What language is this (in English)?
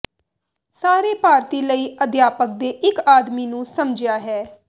Punjabi